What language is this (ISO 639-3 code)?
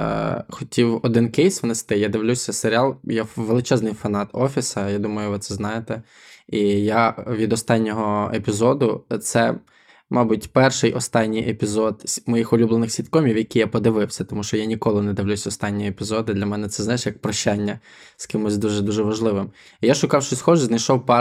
ukr